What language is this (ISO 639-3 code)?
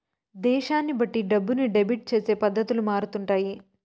tel